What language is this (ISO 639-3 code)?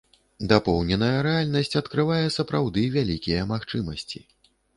bel